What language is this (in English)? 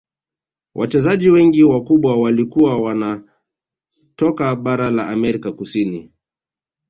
Swahili